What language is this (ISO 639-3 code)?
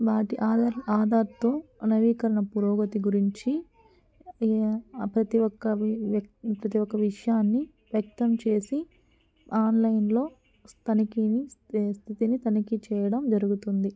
tel